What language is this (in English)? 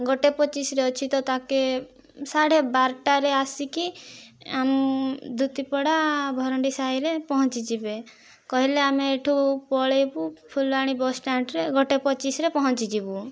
Odia